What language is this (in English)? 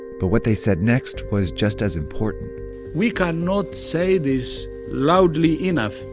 English